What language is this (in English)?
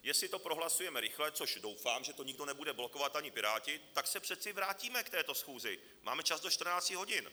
Czech